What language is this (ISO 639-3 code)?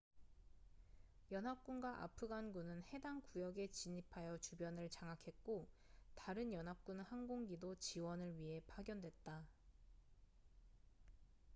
kor